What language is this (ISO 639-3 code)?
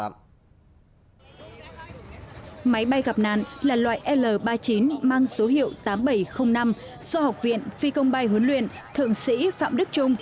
vie